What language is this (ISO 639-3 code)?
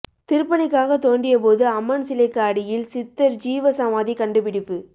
tam